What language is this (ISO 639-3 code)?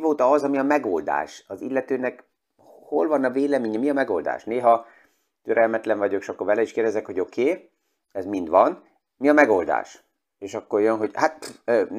hun